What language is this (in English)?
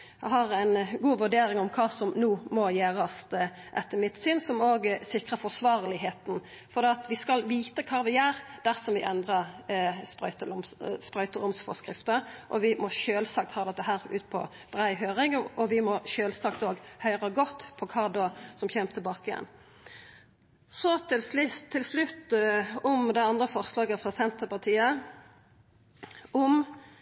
Norwegian Nynorsk